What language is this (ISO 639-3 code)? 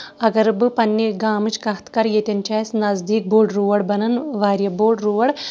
kas